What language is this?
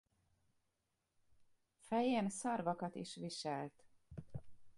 Hungarian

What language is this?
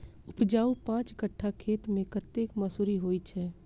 Maithili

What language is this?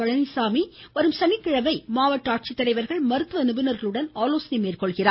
Tamil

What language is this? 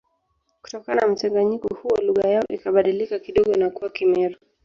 Swahili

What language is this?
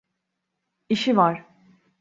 Turkish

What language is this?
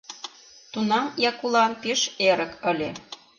Mari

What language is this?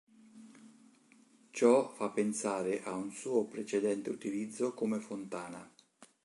Italian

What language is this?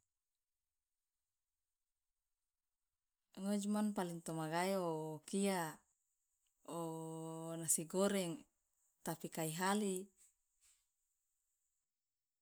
Loloda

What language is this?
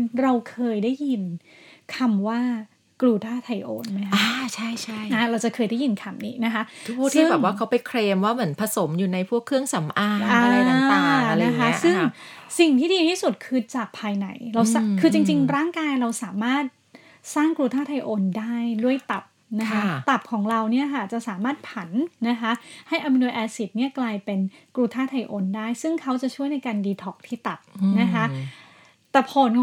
Thai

